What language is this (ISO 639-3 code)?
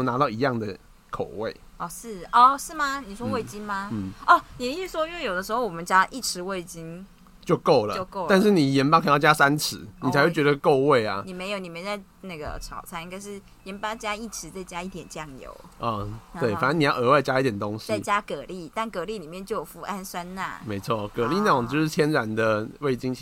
zho